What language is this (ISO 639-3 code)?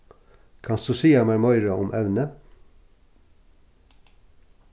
fao